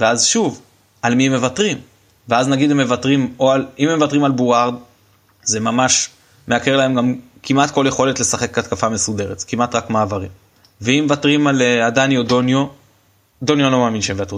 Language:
Hebrew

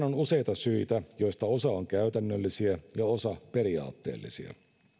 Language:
Finnish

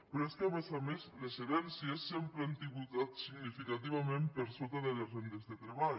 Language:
Catalan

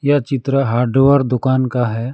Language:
Hindi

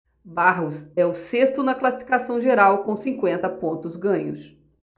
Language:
Portuguese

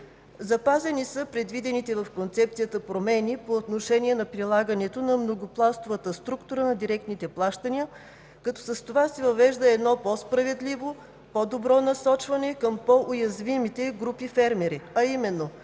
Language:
Bulgarian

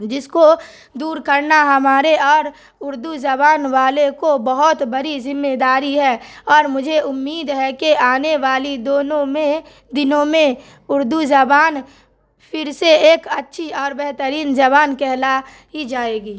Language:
Urdu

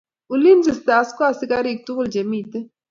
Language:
Kalenjin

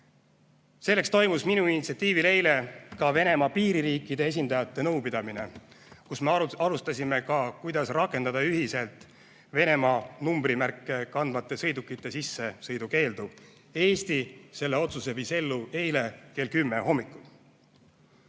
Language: Estonian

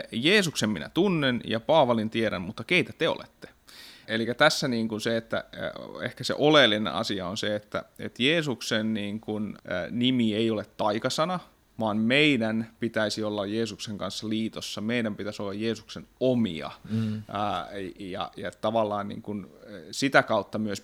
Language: Finnish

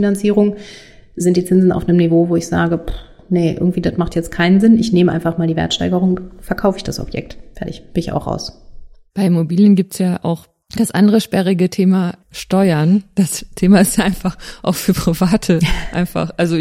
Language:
German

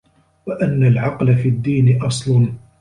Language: Arabic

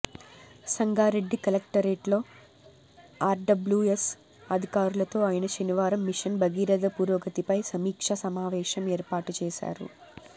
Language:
Telugu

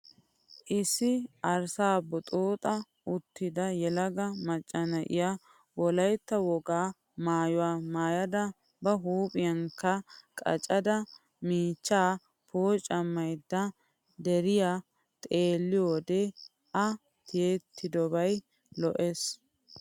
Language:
Wolaytta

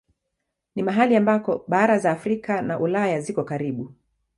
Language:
Swahili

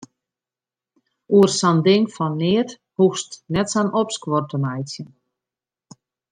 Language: Western Frisian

